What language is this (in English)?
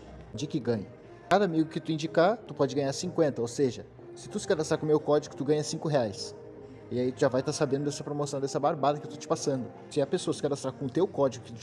Portuguese